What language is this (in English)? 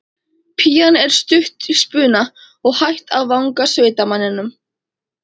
Icelandic